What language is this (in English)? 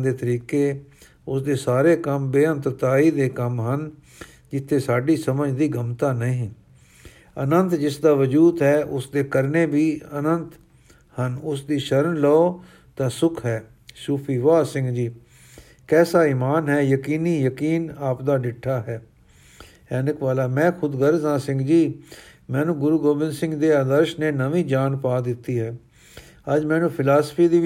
Punjabi